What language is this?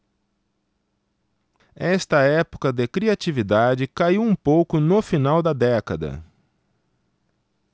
Portuguese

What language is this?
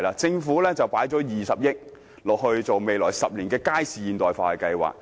Cantonese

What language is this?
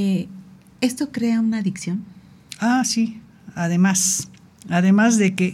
Spanish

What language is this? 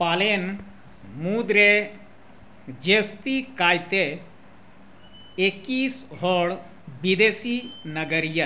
Santali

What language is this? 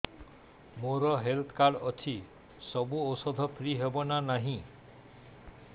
Odia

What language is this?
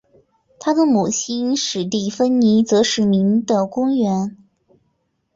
Chinese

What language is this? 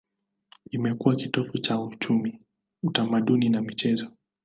Swahili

